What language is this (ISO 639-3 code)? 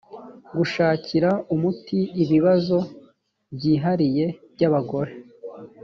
kin